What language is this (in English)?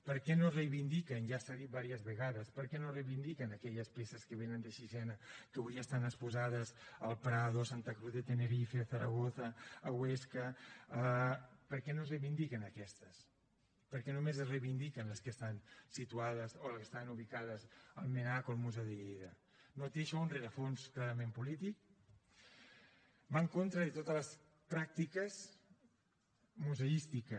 Catalan